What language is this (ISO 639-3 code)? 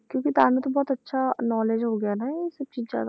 pan